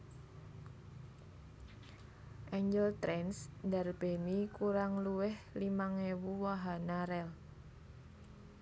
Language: Javanese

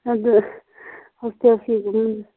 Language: Manipuri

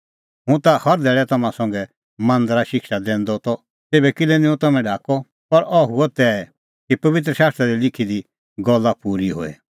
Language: Kullu Pahari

